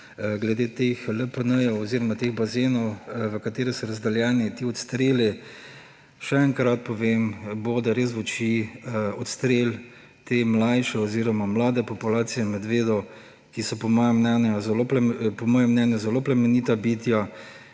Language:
Slovenian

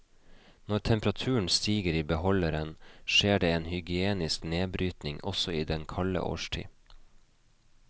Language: Norwegian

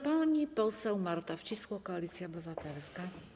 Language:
Polish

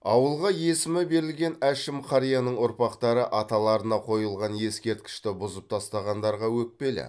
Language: Kazakh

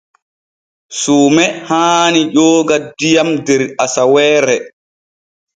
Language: Borgu Fulfulde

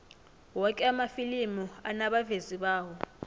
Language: South Ndebele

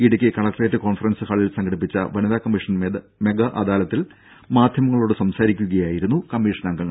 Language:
Malayalam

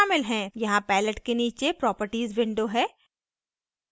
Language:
Hindi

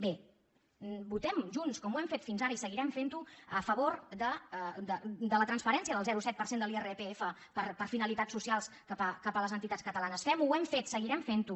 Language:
Catalan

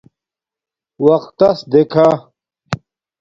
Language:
Domaaki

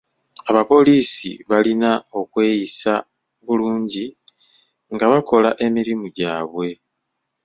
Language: Ganda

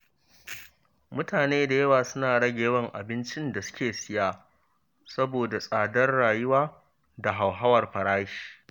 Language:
Hausa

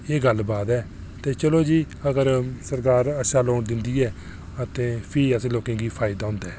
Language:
Dogri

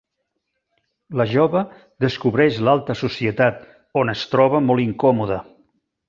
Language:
Catalan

